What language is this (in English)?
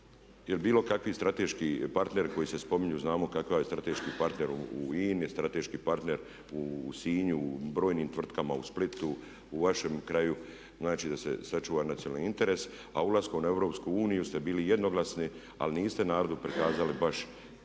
Croatian